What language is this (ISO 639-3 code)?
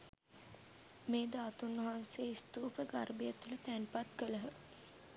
sin